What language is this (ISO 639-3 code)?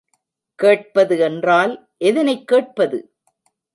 tam